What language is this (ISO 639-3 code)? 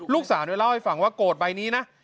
tha